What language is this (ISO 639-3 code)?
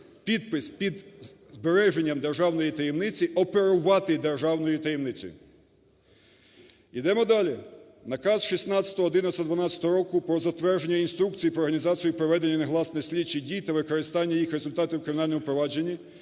ukr